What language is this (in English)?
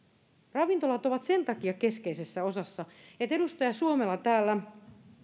Finnish